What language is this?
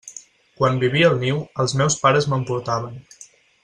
Catalan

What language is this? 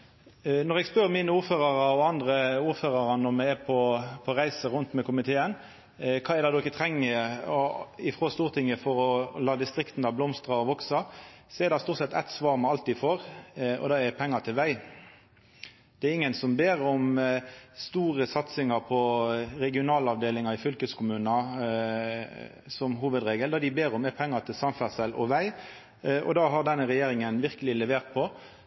Norwegian Nynorsk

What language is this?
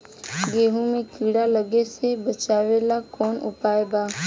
Bhojpuri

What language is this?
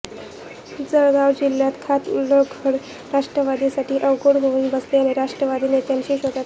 Marathi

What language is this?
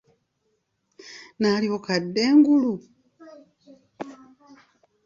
Ganda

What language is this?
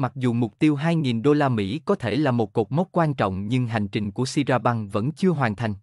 Vietnamese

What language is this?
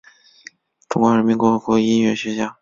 Chinese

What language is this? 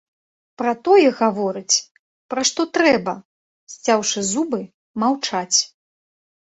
Belarusian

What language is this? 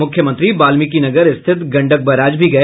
Hindi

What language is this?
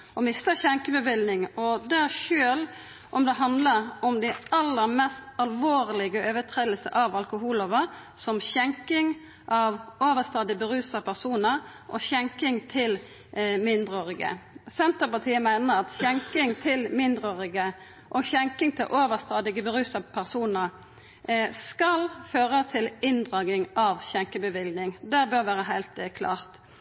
Norwegian Nynorsk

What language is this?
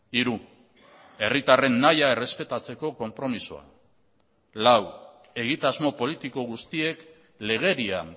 Basque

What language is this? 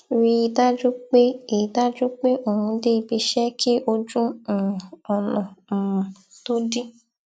Yoruba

